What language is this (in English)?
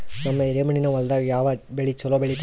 Kannada